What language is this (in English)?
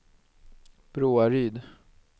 Swedish